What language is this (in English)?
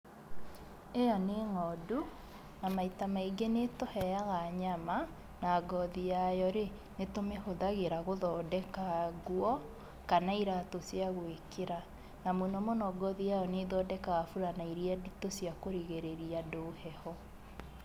Kikuyu